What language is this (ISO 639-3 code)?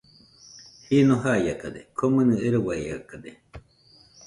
hux